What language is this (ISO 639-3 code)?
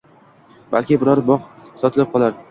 uzb